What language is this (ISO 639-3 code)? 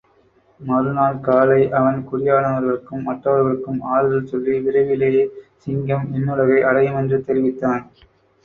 tam